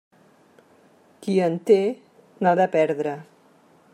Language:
Catalan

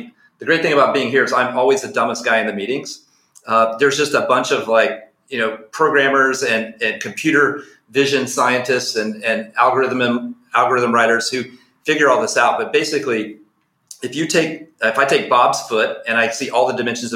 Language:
English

